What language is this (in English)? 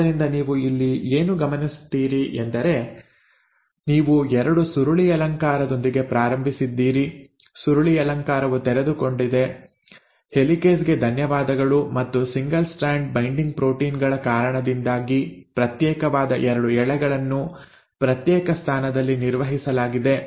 Kannada